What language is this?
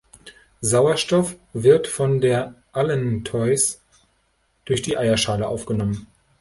German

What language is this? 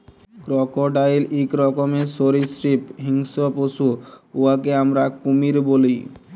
Bangla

